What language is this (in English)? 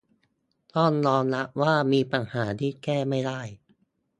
Thai